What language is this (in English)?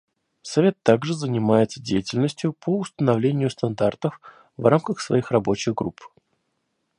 Russian